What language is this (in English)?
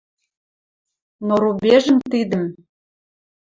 Western Mari